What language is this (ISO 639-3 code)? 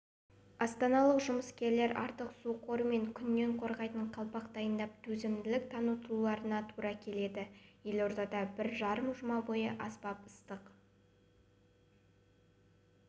kaz